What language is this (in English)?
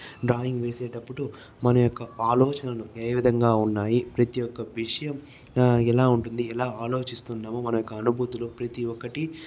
Telugu